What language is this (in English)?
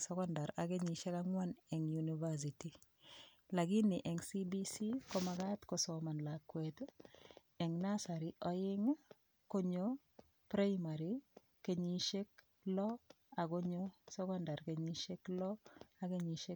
Kalenjin